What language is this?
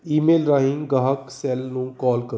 Punjabi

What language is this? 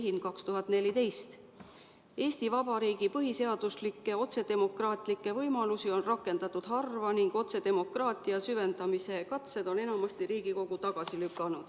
Estonian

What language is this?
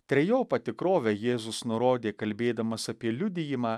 Lithuanian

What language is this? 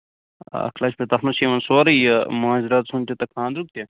Kashmiri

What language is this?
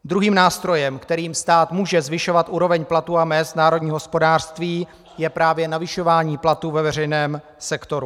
Czech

